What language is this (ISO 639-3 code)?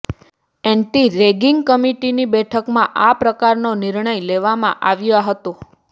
guj